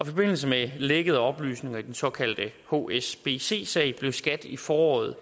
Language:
Danish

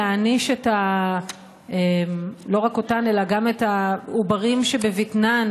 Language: Hebrew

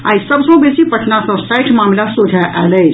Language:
Maithili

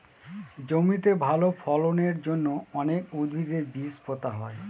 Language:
Bangla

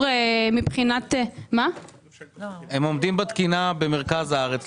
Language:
Hebrew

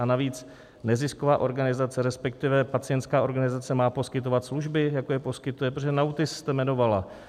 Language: Czech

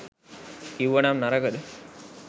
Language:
Sinhala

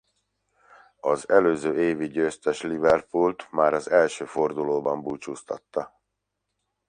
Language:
Hungarian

